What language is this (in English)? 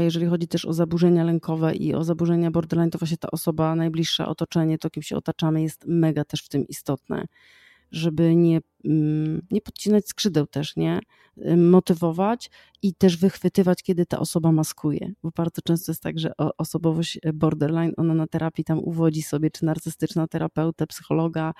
Polish